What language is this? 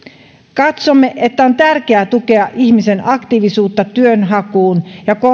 Finnish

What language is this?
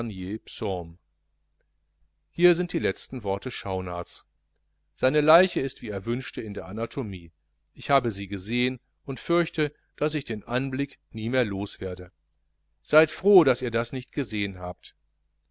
German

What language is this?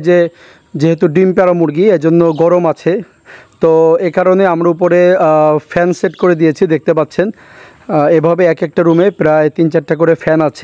Turkish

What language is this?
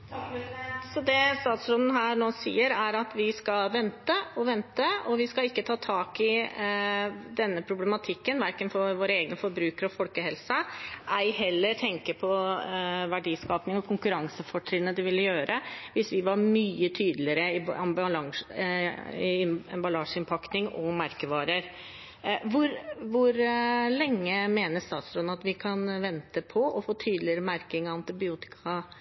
Norwegian Bokmål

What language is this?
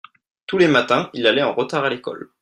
French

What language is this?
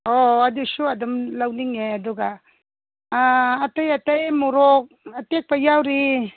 Manipuri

